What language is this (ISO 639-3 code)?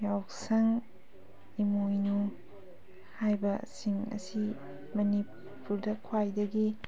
mni